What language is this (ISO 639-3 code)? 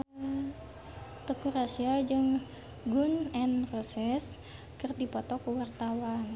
sun